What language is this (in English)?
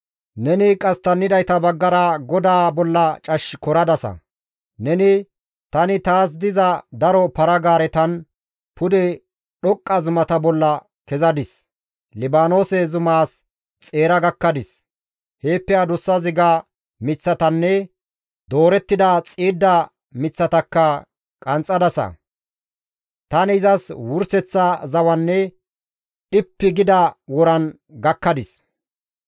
Gamo